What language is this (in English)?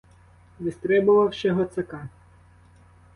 Ukrainian